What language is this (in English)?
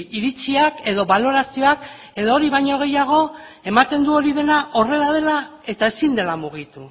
Basque